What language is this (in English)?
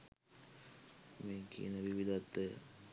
Sinhala